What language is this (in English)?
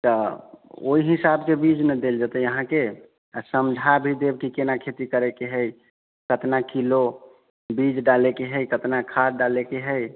Maithili